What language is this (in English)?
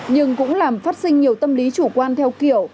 Vietnamese